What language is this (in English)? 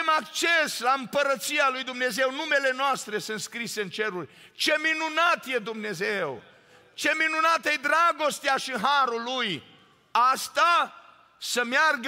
Romanian